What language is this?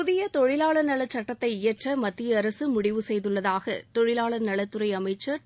Tamil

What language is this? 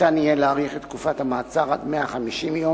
Hebrew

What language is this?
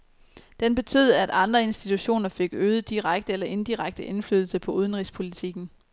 Danish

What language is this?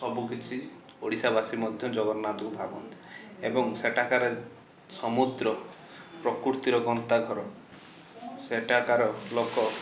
Odia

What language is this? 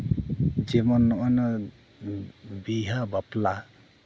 Santali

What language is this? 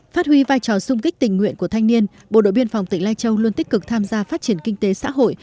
Vietnamese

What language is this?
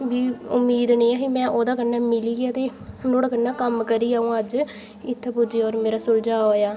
Dogri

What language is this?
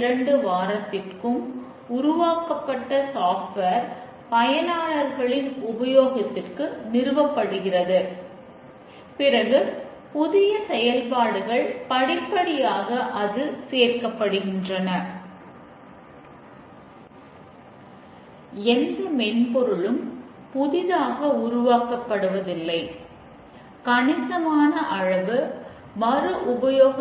Tamil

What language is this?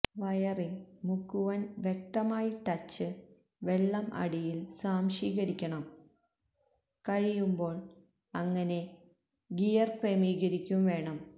Malayalam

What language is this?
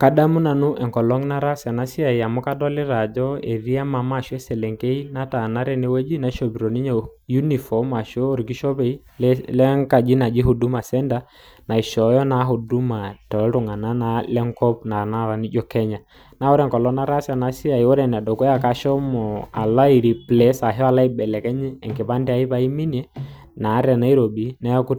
Masai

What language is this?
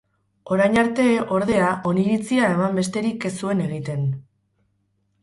Basque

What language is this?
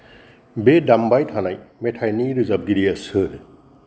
Bodo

